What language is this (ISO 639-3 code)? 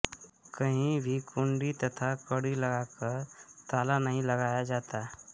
hin